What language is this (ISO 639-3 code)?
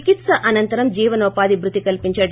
tel